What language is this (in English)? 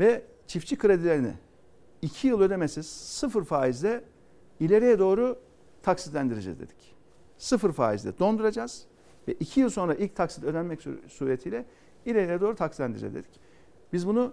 Turkish